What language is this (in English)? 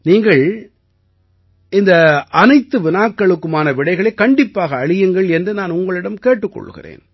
Tamil